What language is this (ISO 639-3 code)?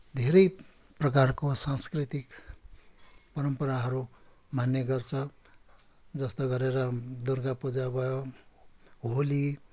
nep